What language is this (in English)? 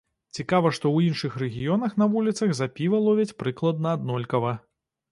Belarusian